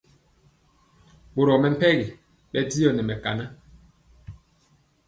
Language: Mpiemo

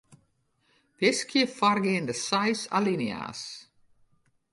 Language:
Western Frisian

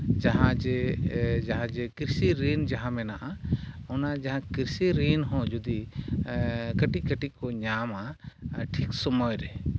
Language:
Santali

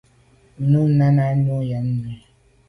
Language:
Medumba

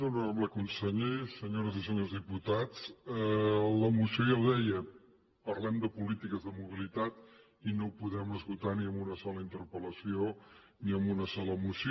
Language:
Catalan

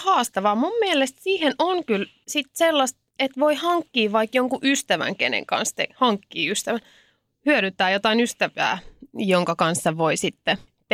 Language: Finnish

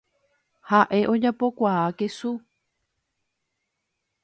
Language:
Guarani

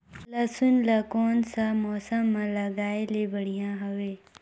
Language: Chhattisgarhi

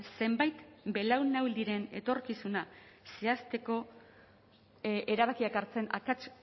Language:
Basque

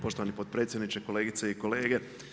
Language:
Croatian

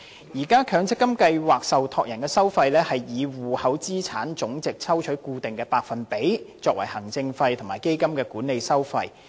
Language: Cantonese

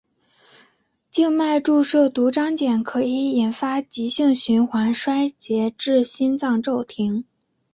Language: Chinese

